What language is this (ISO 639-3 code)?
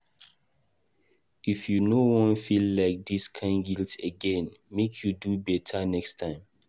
pcm